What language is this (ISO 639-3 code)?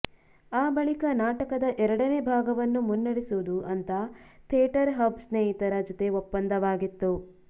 kan